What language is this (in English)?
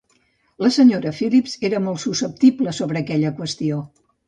Catalan